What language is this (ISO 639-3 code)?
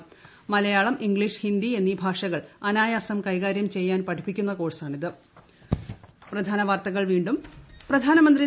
mal